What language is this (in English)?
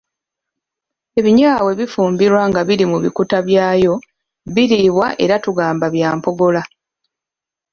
Ganda